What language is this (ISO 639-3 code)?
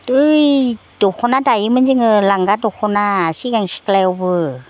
brx